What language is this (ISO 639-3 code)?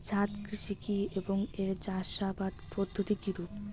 ben